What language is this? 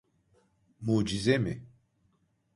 Turkish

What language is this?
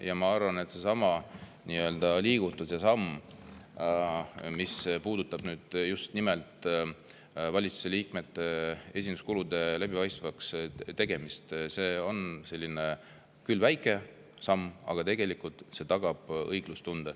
Estonian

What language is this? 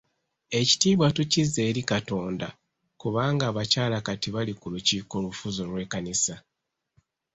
Ganda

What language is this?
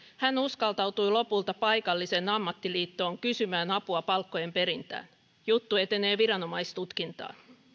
Finnish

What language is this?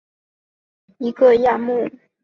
Chinese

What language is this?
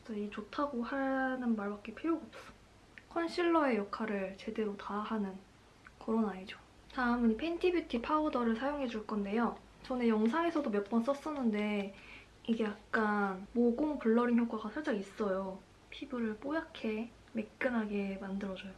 Korean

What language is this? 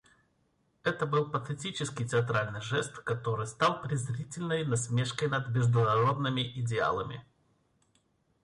Russian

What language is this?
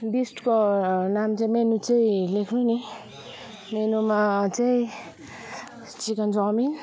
Nepali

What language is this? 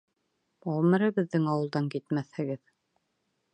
Bashkir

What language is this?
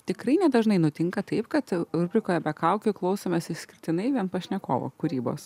Lithuanian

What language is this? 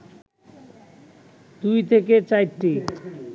Bangla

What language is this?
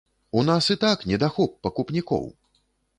Belarusian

